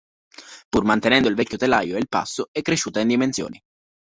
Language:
Italian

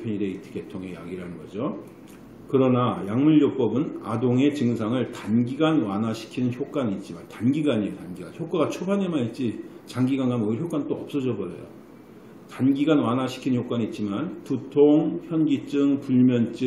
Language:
Korean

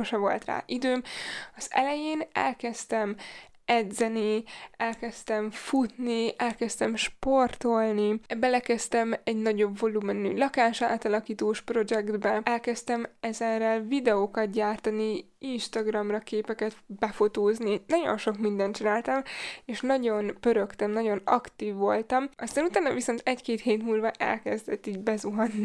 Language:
Hungarian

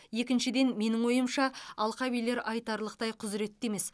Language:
Kazakh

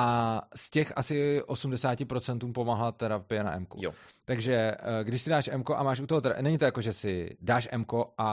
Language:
Czech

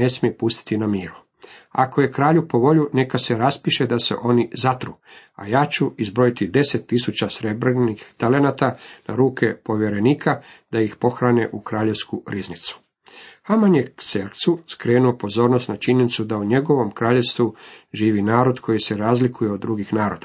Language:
Croatian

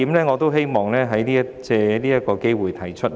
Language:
Cantonese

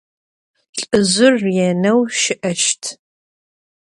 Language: Adyghe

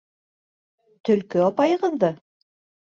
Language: Bashkir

